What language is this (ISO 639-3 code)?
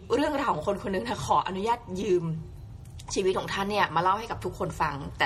tha